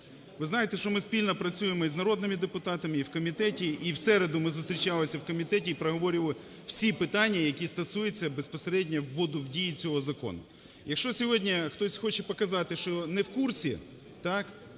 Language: Ukrainian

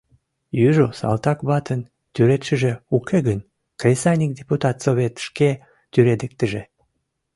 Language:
Mari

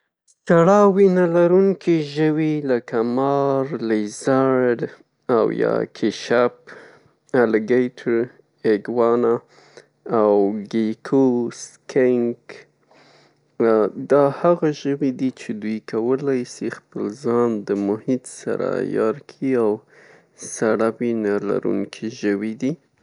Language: Pashto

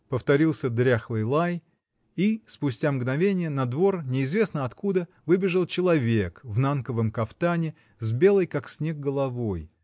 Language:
Russian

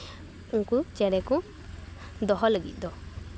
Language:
Santali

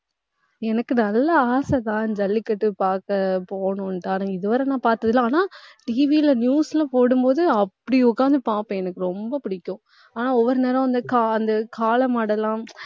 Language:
Tamil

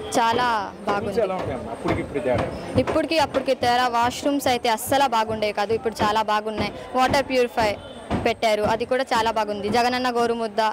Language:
Telugu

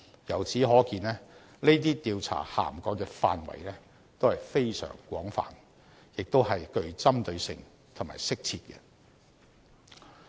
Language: Cantonese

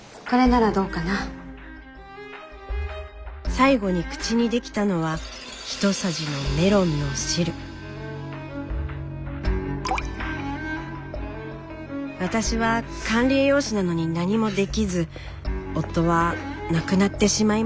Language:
Japanese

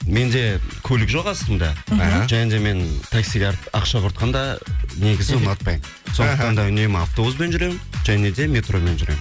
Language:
Kazakh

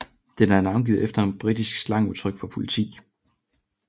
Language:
Danish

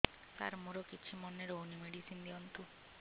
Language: Odia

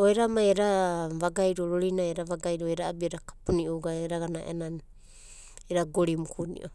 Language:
Abadi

